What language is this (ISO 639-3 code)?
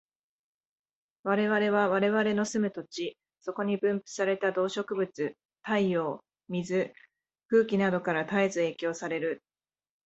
jpn